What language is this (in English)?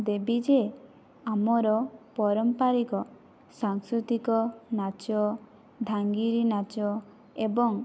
Odia